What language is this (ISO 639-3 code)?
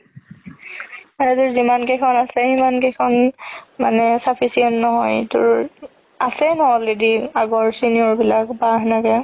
asm